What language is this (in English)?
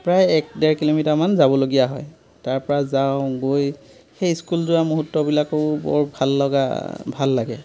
Assamese